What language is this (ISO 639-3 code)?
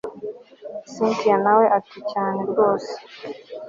kin